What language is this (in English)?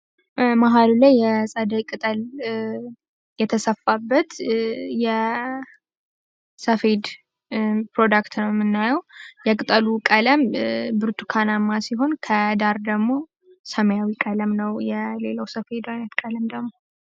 Amharic